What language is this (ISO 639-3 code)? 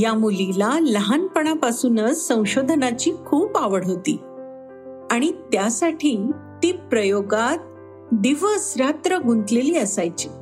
mar